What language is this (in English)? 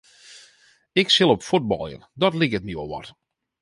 Western Frisian